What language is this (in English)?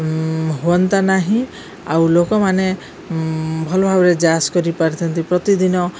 Odia